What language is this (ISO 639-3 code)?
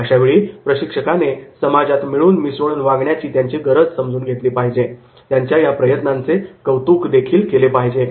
mar